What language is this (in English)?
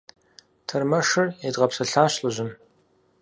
Kabardian